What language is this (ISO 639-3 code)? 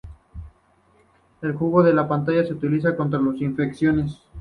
spa